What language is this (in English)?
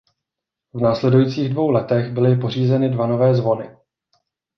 Czech